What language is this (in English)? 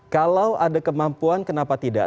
Indonesian